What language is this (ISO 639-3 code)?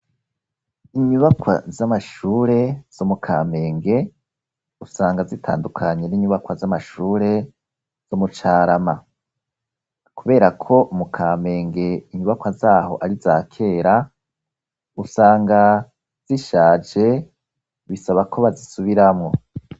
run